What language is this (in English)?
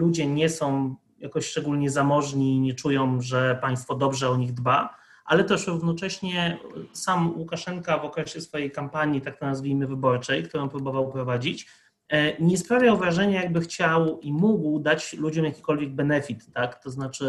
Polish